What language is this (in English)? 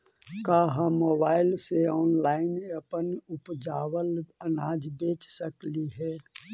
Magahi